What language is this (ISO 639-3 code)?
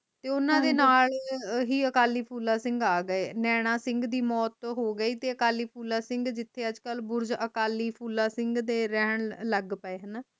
pan